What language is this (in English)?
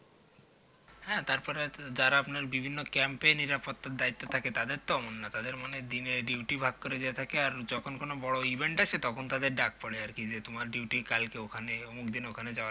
Bangla